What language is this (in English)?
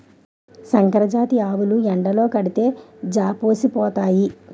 Telugu